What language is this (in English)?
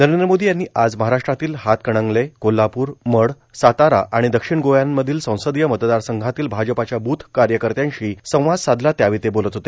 Marathi